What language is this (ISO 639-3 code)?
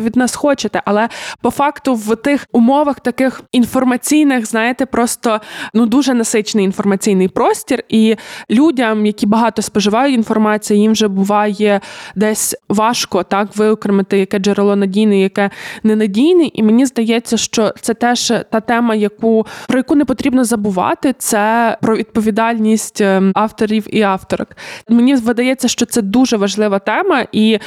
ukr